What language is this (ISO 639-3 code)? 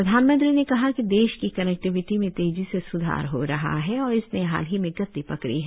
hin